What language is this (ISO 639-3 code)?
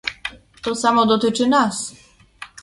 pol